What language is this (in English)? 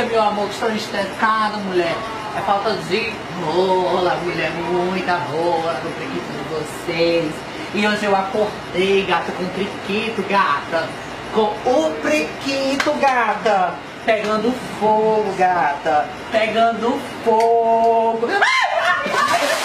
Portuguese